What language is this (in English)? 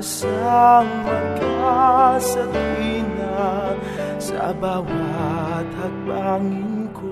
Filipino